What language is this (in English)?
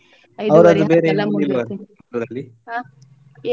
Kannada